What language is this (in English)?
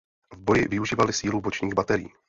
Czech